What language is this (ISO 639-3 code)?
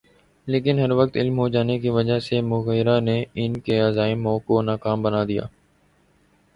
urd